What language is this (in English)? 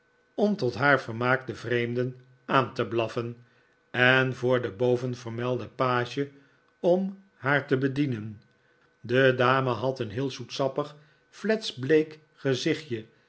Dutch